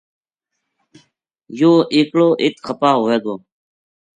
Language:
Gujari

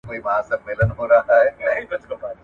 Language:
Pashto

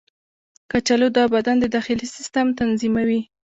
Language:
Pashto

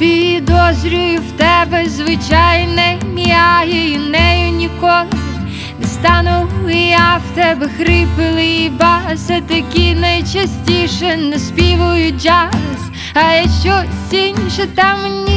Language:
Ukrainian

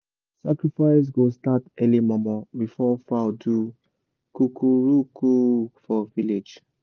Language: Nigerian Pidgin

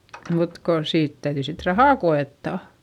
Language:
Finnish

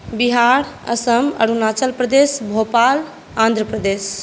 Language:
Maithili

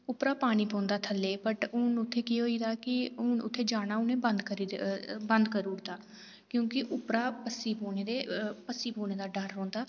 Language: Dogri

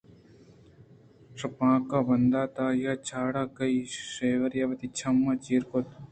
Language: Eastern Balochi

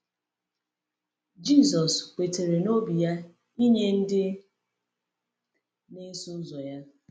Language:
Igbo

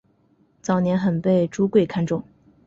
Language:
Chinese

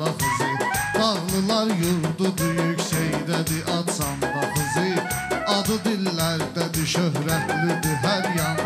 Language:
Turkish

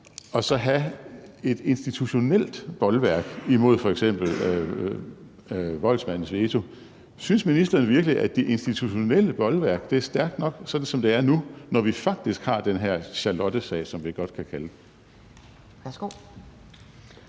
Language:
Danish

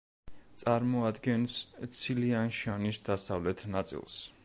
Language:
Georgian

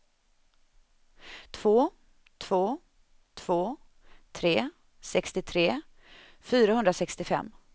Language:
Swedish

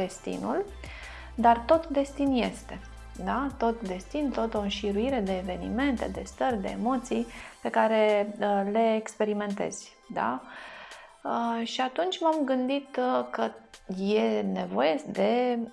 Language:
Romanian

